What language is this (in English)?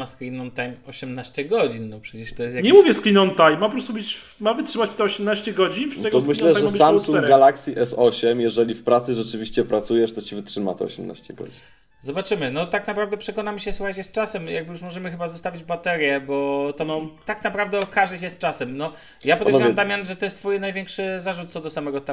Polish